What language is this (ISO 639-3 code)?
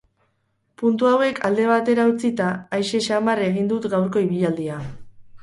eus